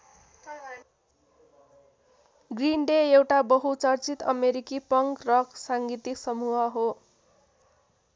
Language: Nepali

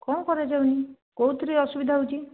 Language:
Odia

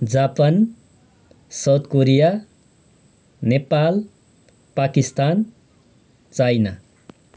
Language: Nepali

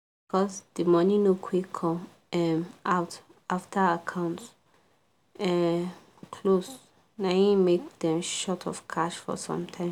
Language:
Nigerian Pidgin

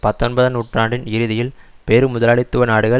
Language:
Tamil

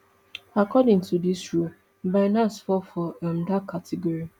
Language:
Nigerian Pidgin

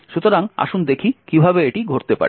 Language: Bangla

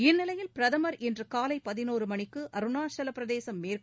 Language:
Tamil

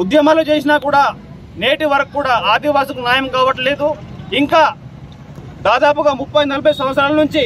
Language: Telugu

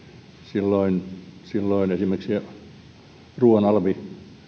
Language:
Finnish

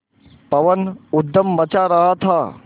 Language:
Hindi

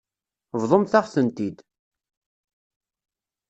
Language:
Kabyle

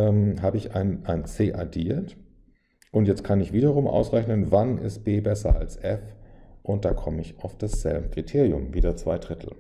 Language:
German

